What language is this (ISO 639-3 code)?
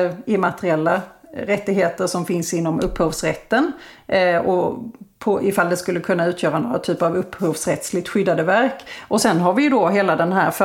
swe